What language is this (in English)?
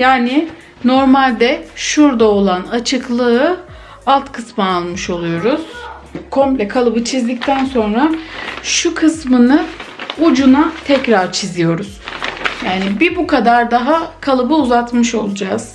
Turkish